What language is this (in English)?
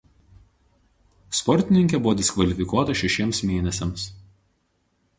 Lithuanian